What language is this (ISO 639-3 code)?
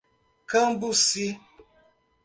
por